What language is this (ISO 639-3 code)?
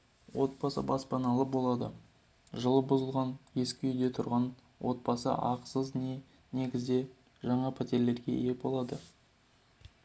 kaz